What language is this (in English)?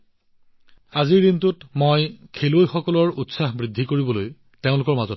Assamese